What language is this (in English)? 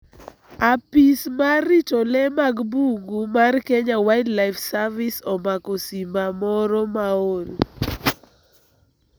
Luo (Kenya and Tanzania)